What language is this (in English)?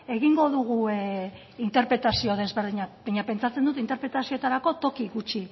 Basque